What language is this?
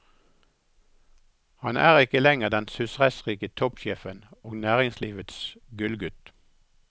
Norwegian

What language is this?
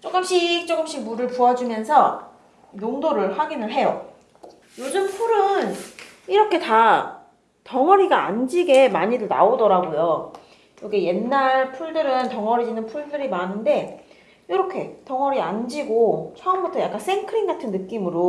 Korean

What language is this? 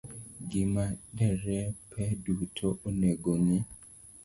Luo (Kenya and Tanzania)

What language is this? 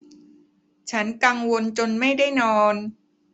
Thai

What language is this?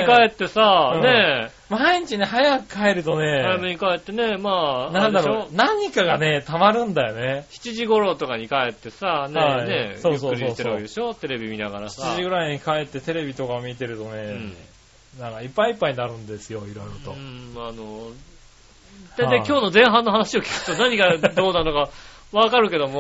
Japanese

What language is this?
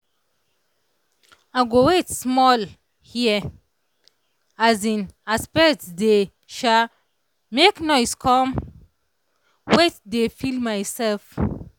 Nigerian Pidgin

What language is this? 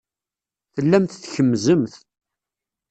Kabyle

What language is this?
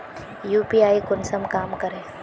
Magahi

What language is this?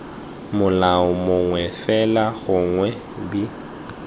Tswana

